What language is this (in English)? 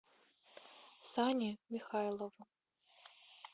Russian